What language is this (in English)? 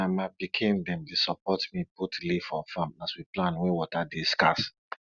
Nigerian Pidgin